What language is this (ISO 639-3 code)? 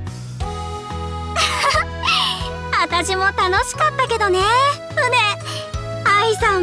jpn